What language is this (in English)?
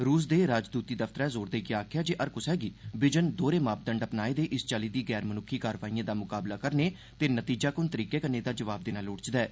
Dogri